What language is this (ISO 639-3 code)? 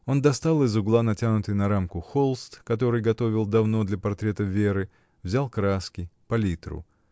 rus